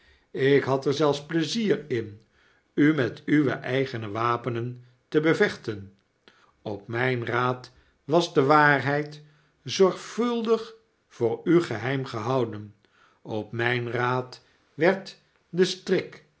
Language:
Dutch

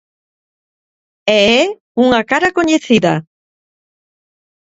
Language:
Galician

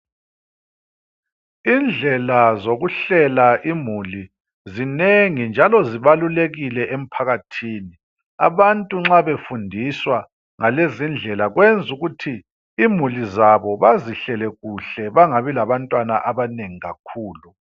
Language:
North Ndebele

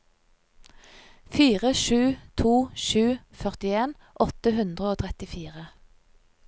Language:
Norwegian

